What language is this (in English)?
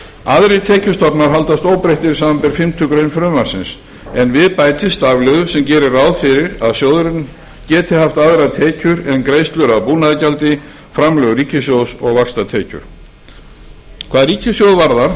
Icelandic